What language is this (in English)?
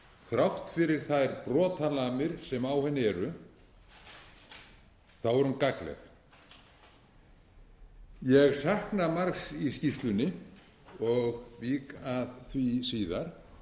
Icelandic